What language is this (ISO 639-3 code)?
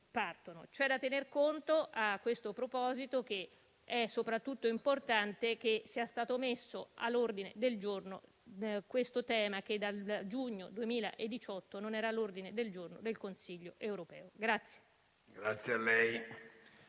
ita